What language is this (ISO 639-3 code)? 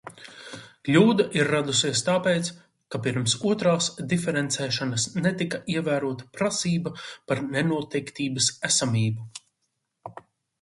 lav